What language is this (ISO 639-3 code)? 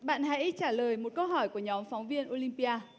vie